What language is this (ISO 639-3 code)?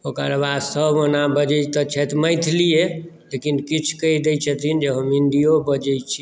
mai